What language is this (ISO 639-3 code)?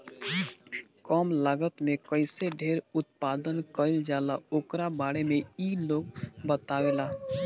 bho